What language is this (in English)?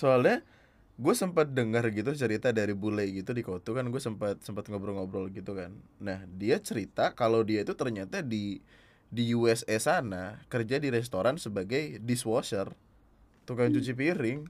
Indonesian